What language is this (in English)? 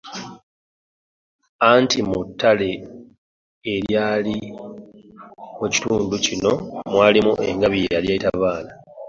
Ganda